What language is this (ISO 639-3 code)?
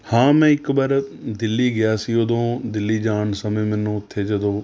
pan